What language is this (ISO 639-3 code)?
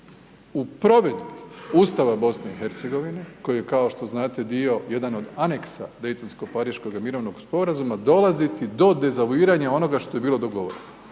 hrv